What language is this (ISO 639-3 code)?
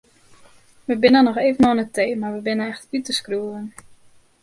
fry